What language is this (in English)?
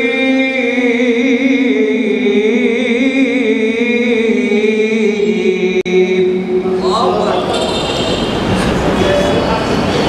Arabic